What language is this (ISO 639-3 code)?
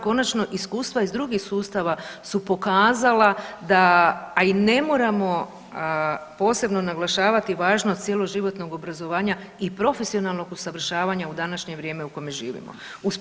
hrv